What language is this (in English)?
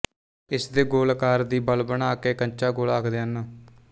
Punjabi